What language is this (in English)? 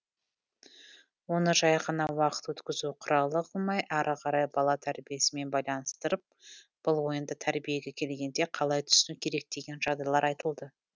Kazakh